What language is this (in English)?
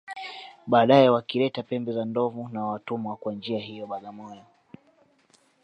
Swahili